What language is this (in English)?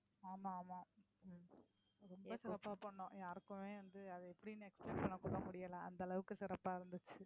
Tamil